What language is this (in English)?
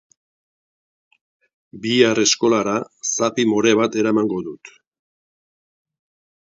Basque